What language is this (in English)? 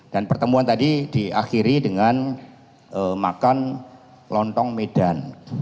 Indonesian